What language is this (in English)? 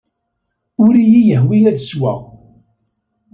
Kabyle